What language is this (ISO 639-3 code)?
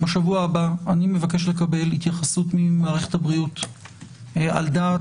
heb